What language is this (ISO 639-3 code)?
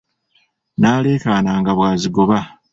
lug